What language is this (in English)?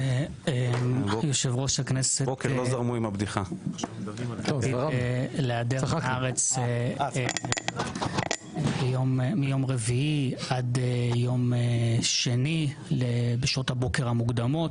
Hebrew